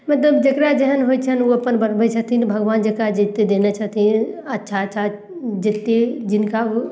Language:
Maithili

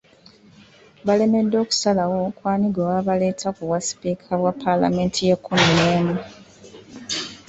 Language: Ganda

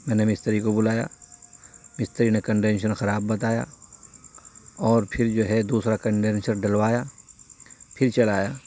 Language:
Urdu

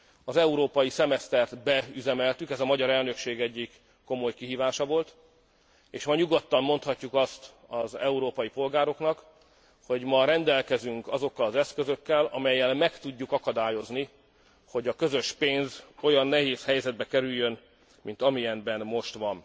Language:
Hungarian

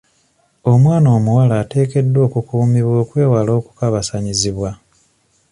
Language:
Ganda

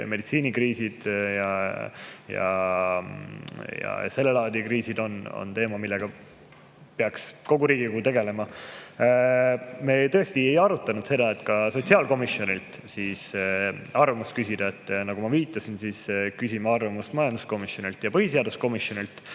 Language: Estonian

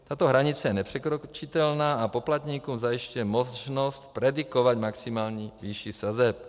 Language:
Czech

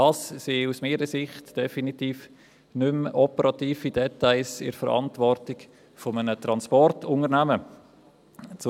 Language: Swiss German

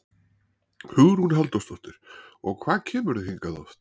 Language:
Icelandic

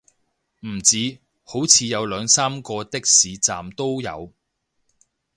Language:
Cantonese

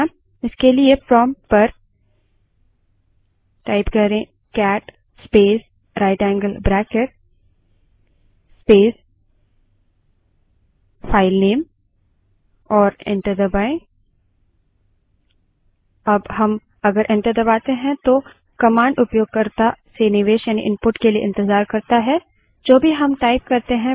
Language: Hindi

